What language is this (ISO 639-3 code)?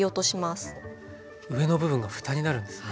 jpn